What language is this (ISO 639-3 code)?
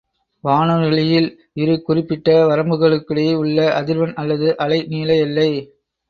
tam